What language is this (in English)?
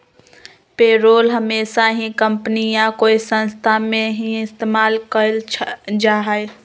Magahi